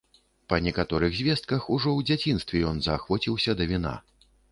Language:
Belarusian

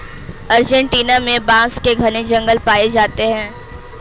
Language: Hindi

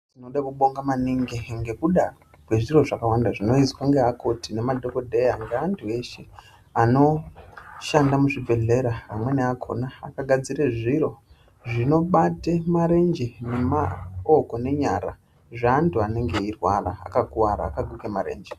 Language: Ndau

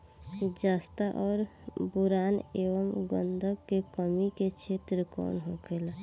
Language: Bhojpuri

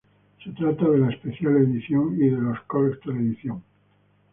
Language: Spanish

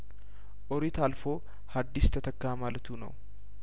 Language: Amharic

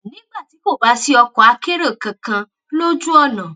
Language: Yoruba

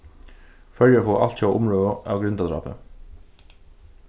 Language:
Faroese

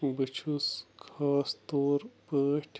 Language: Kashmiri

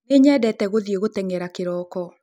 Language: Kikuyu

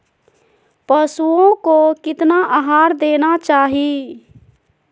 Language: Magahi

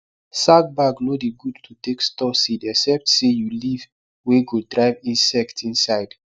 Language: Nigerian Pidgin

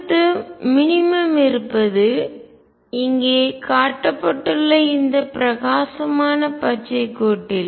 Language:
Tamil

